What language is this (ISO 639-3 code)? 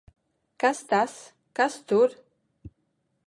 lav